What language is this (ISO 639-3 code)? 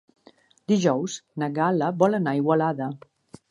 cat